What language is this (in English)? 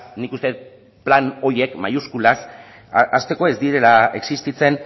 Basque